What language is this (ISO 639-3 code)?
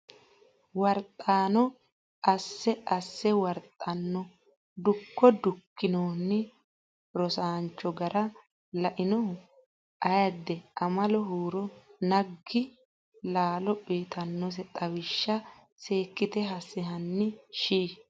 sid